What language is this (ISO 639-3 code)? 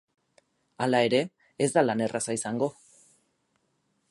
eus